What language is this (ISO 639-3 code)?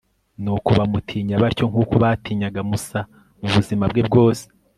kin